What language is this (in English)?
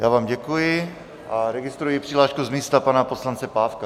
Czech